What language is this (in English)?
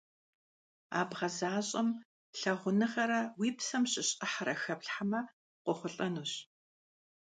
Kabardian